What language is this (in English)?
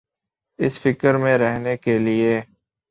Urdu